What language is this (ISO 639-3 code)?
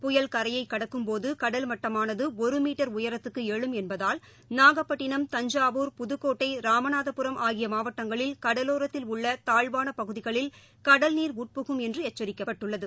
tam